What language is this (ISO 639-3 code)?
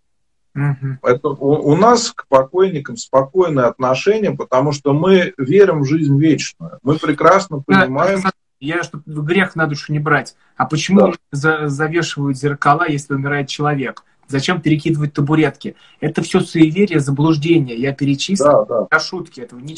rus